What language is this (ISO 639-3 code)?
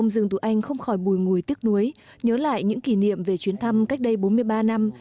vie